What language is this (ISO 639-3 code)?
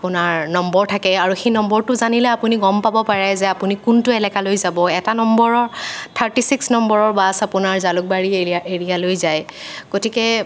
asm